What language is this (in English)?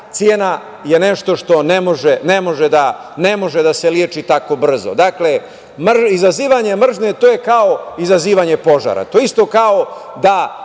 Serbian